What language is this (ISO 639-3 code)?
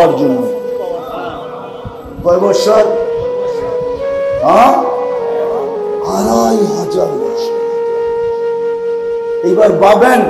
tur